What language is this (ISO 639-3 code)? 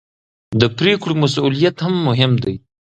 pus